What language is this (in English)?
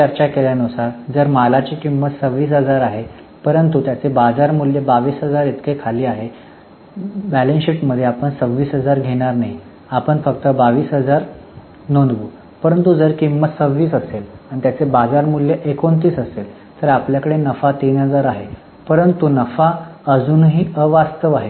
Marathi